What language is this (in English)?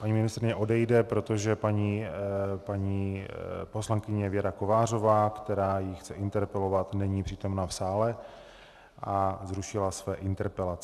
Czech